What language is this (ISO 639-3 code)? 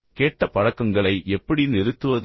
tam